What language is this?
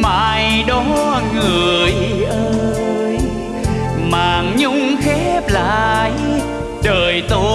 Vietnamese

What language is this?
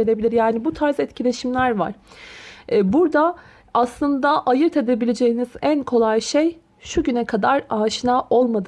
Turkish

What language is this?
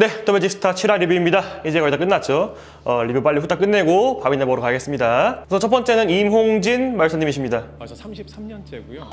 Korean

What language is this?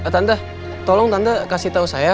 Indonesian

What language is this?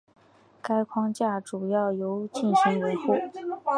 Chinese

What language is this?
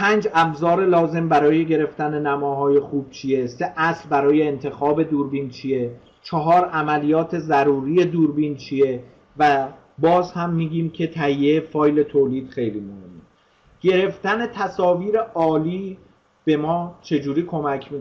Persian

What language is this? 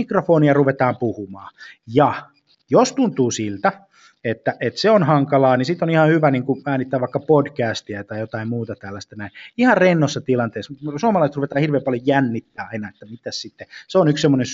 Finnish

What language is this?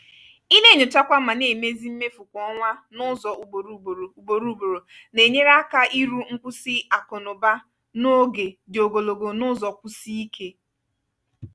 Igbo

